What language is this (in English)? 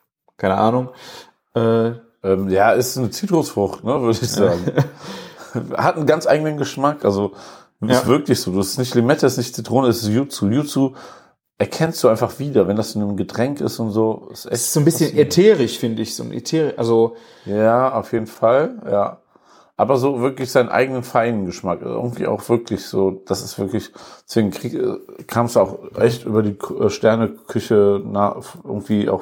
German